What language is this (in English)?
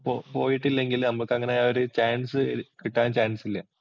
Malayalam